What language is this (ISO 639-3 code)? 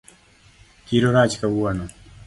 luo